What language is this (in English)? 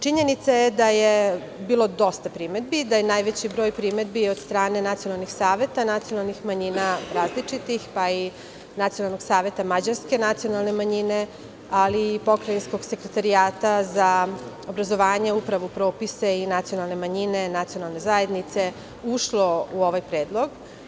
Serbian